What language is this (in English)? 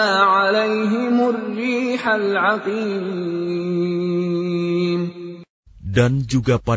Arabic